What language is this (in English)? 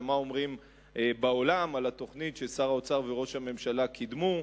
Hebrew